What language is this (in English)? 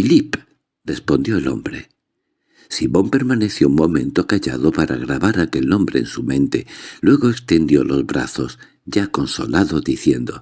Spanish